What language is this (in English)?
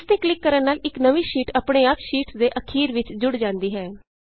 Punjabi